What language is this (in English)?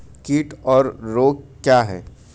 Hindi